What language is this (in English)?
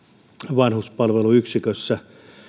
Finnish